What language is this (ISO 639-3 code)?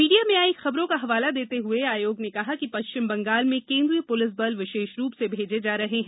hin